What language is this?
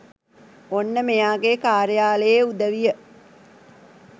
Sinhala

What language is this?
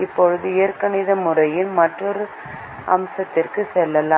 Tamil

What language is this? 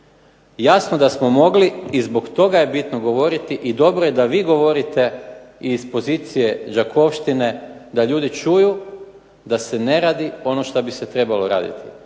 Croatian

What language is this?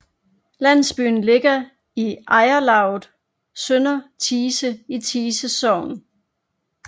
Danish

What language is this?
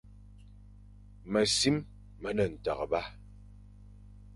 Fang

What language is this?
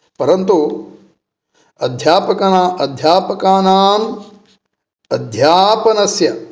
Sanskrit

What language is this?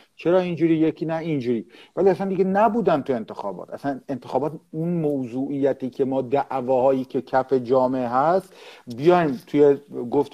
Persian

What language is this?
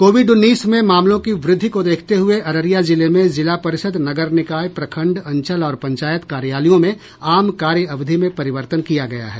Hindi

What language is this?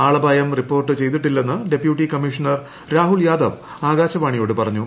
Malayalam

